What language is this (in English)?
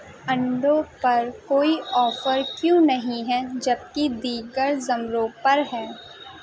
Urdu